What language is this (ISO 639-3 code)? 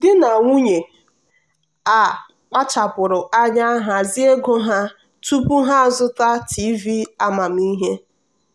ibo